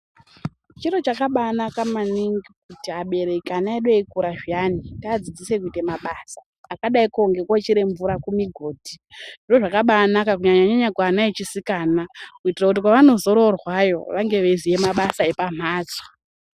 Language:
Ndau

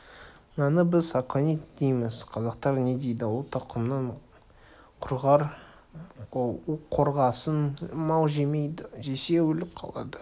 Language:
Kazakh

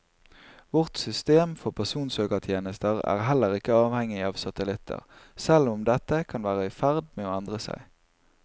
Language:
Norwegian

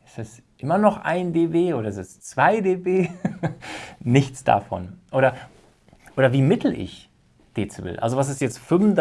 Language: German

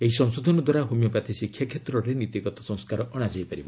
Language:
Odia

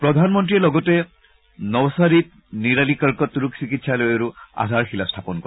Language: Assamese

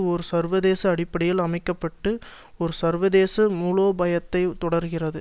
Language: Tamil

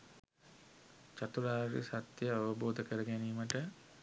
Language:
Sinhala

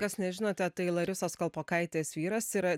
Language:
Lithuanian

